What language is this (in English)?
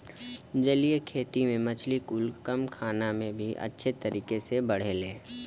Bhojpuri